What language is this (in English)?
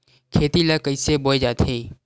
Chhattisgarhi